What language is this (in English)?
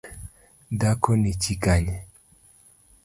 Luo (Kenya and Tanzania)